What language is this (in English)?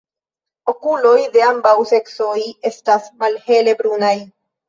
Esperanto